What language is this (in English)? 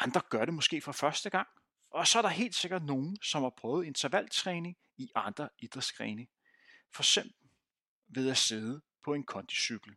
Danish